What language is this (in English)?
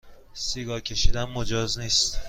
Persian